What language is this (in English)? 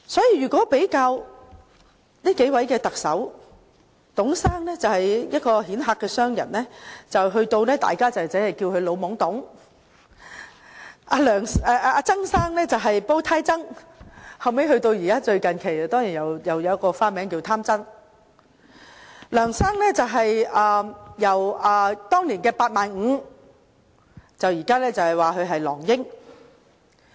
Cantonese